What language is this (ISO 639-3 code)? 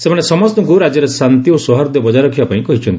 ori